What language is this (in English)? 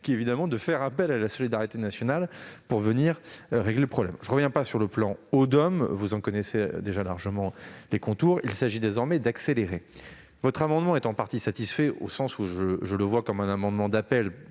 French